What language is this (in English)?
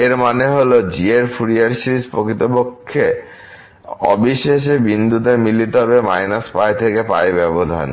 Bangla